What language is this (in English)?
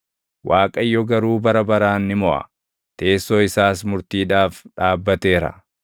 Oromo